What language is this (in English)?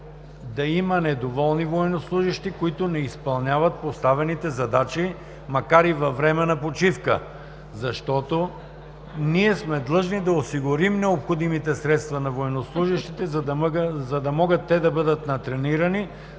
Bulgarian